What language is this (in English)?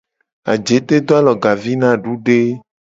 Gen